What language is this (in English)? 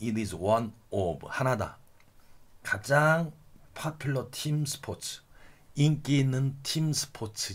Korean